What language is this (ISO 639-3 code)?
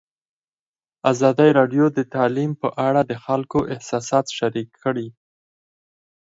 pus